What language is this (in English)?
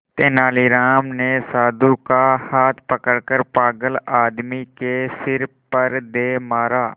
Hindi